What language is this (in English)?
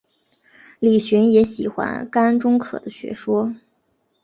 Chinese